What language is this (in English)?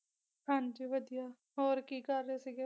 Punjabi